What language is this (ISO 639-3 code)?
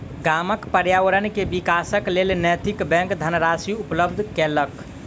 mai